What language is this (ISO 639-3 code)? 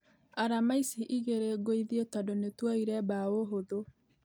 kik